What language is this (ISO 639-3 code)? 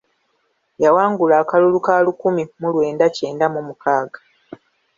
lug